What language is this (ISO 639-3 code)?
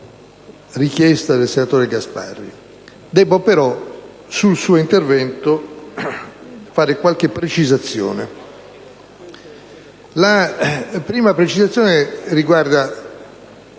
ita